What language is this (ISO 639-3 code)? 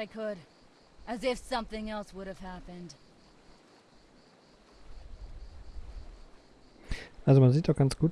deu